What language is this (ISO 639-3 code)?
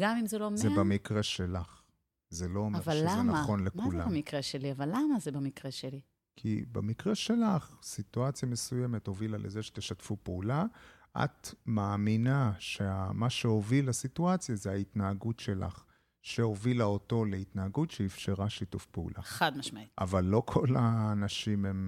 heb